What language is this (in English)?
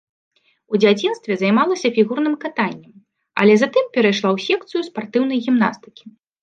Belarusian